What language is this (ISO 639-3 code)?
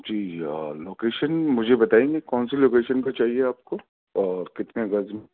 urd